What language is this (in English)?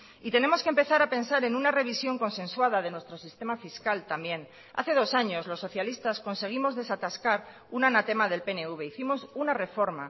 Spanish